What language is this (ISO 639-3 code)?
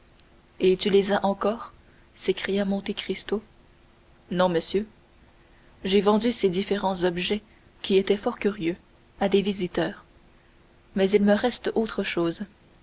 fra